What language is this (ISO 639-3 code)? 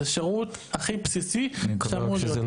heb